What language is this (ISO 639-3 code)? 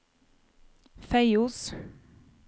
nor